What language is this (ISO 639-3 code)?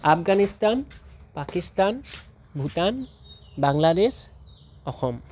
asm